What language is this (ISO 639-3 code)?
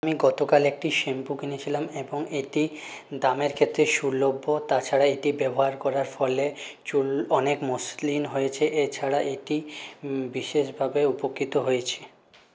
ben